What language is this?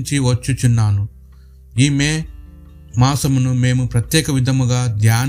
Telugu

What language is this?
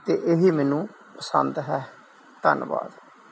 Punjabi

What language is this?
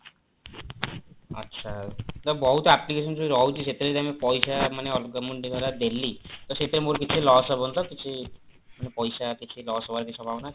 Odia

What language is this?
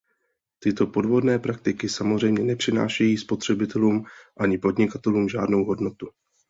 Czech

